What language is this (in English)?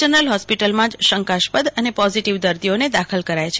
Gujarati